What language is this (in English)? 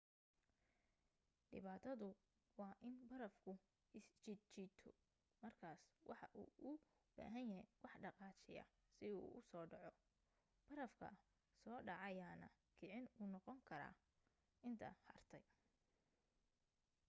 Somali